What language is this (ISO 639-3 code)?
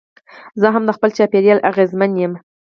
pus